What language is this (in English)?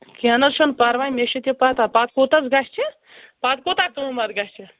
Kashmiri